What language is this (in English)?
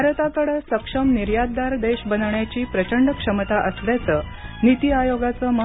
Marathi